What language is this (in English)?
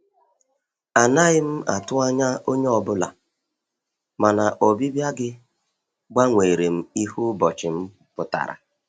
Igbo